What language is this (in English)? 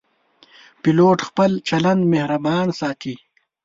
Pashto